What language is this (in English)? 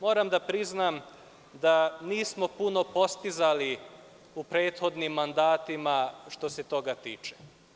Serbian